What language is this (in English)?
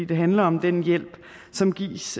Danish